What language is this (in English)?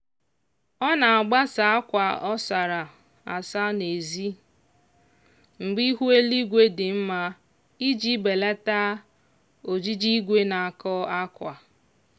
Igbo